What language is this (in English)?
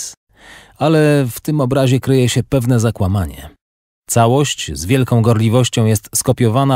Polish